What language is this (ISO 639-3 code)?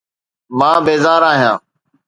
snd